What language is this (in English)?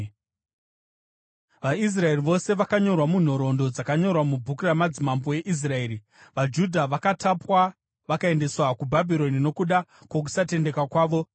Shona